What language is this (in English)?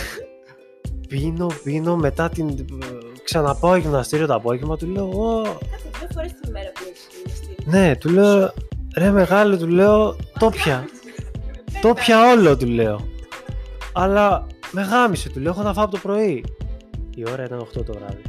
Greek